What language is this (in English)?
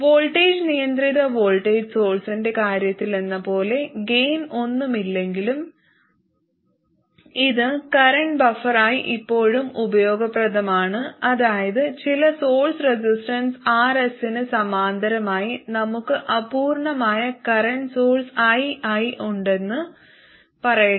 Malayalam